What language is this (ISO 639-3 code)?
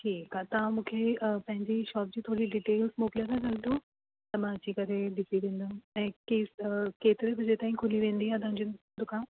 snd